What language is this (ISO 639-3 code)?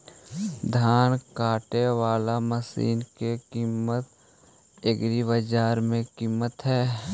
mag